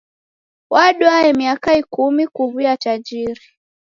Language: Taita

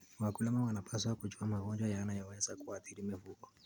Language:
Kalenjin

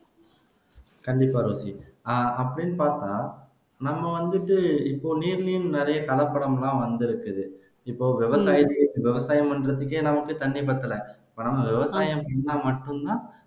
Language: Tamil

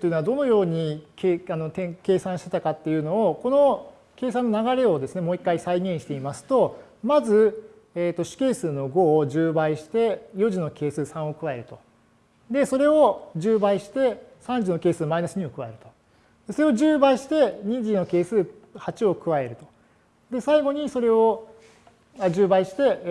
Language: Japanese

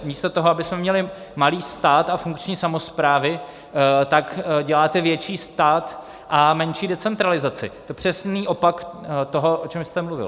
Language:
Czech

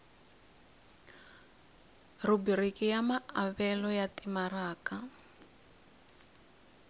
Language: Tsonga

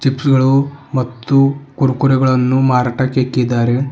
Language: Kannada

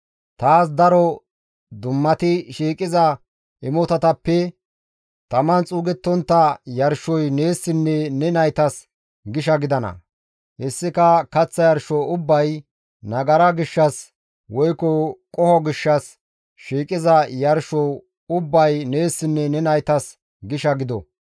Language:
Gamo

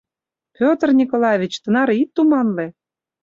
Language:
Mari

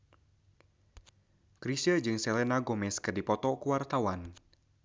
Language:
Sundanese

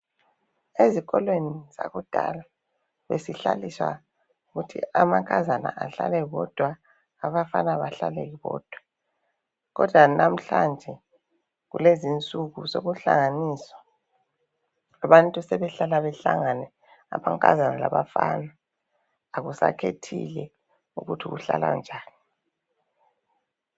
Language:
North Ndebele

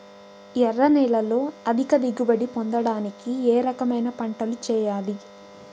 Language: Telugu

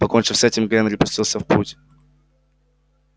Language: Russian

